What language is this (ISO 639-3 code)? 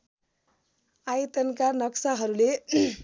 nep